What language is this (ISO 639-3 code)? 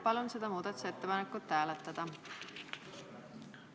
est